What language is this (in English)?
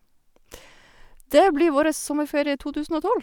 Norwegian